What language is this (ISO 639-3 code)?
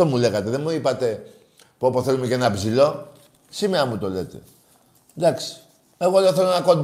ell